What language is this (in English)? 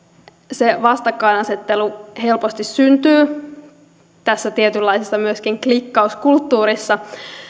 Finnish